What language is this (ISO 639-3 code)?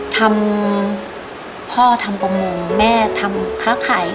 tha